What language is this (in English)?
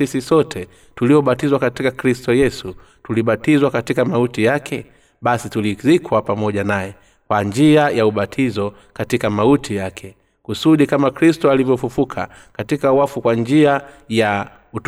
Swahili